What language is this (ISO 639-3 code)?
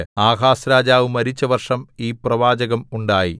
mal